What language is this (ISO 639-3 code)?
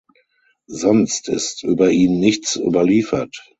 deu